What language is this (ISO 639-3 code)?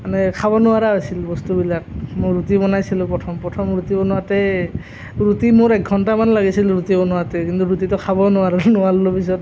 asm